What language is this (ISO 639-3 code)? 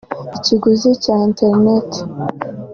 kin